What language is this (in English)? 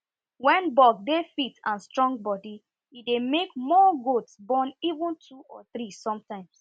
Nigerian Pidgin